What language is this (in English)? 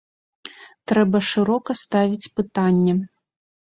Belarusian